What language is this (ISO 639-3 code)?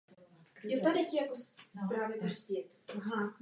ces